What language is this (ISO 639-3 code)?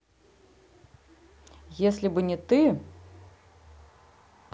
rus